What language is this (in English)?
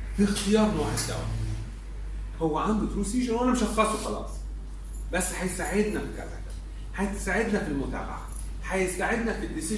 Arabic